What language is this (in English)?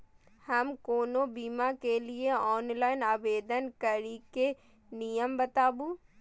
Maithili